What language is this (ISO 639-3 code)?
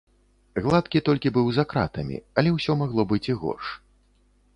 bel